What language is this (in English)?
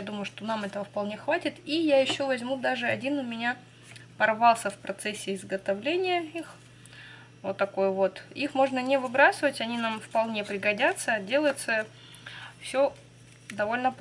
Russian